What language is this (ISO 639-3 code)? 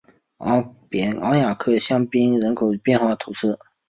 zho